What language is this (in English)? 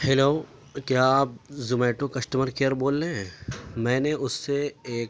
Urdu